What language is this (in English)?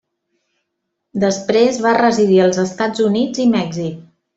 Catalan